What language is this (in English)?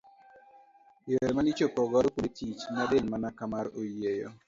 Luo (Kenya and Tanzania)